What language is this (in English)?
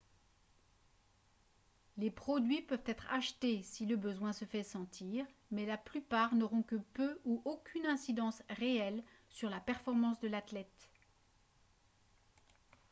French